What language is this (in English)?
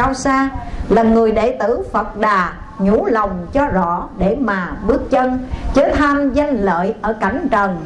Vietnamese